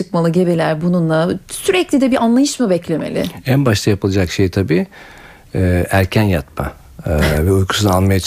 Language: Turkish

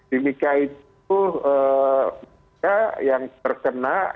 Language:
Indonesian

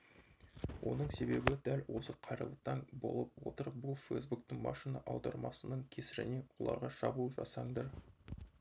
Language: Kazakh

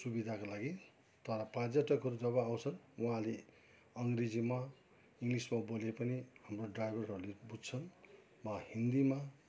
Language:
Nepali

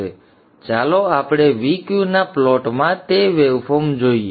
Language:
Gujarati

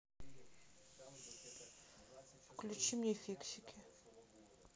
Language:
Russian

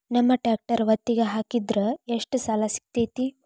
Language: Kannada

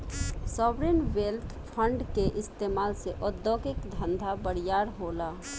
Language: Bhojpuri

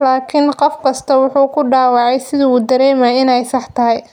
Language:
Somali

